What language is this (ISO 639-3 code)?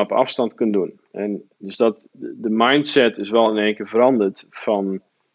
nld